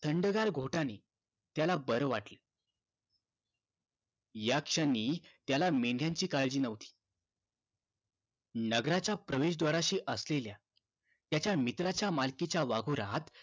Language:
Marathi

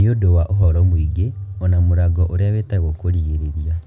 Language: Kikuyu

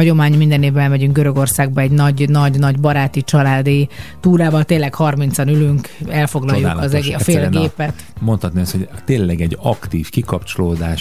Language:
Hungarian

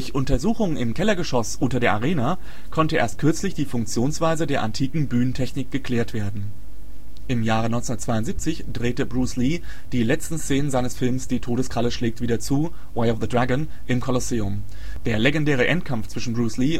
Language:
German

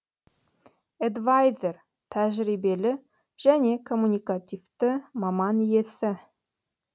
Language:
Kazakh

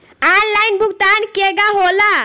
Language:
Bhojpuri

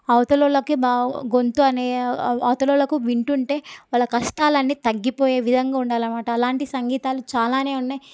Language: Telugu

